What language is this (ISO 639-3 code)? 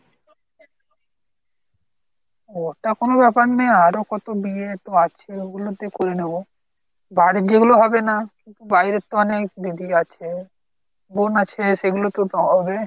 ben